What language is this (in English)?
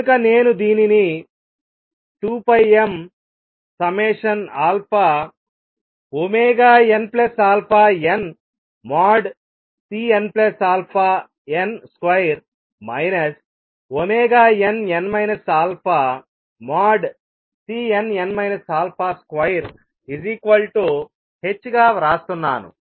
Telugu